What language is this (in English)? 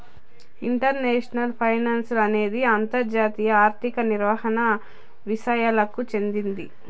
Telugu